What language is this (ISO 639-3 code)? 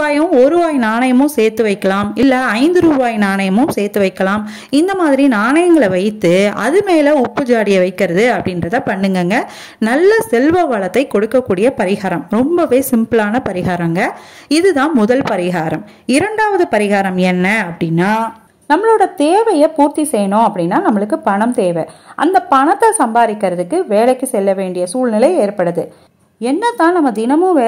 ara